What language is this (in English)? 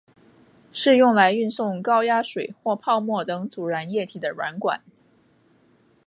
Chinese